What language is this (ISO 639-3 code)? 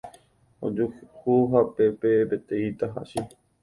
grn